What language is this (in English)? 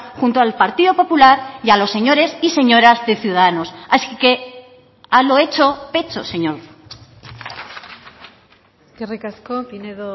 Spanish